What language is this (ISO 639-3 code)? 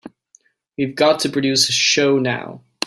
eng